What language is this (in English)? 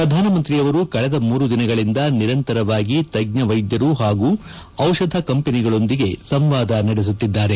Kannada